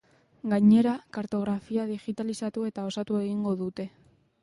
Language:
Basque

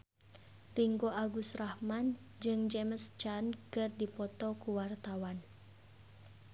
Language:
Sundanese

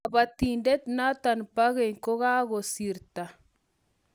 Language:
Kalenjin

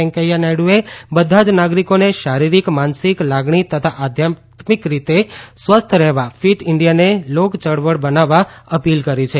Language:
Gujarati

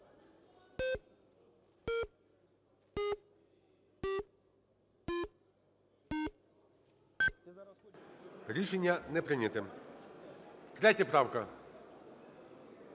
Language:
Ukrainian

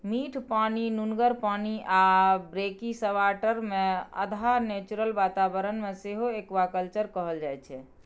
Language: Maithili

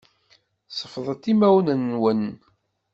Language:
Kabyle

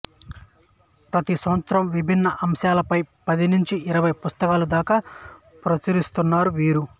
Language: Telugu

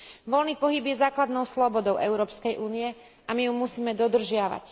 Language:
Slovak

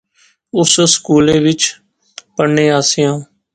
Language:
Pahari-Potwari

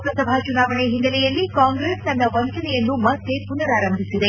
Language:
Kannada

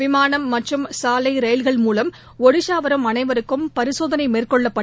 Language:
Tamil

